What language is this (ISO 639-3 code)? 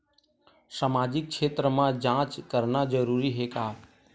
hne